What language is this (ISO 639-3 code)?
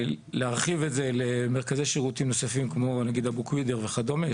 heb